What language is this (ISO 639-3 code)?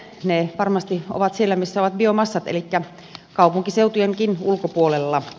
fin